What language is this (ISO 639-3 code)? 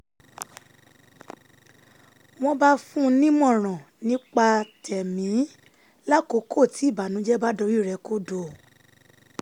yor